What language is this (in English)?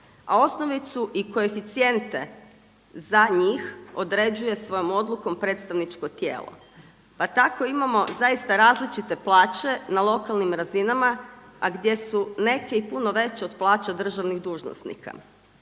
Croatian